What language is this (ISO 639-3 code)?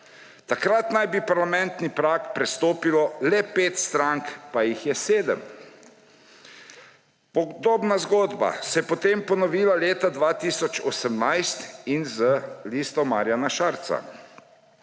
slv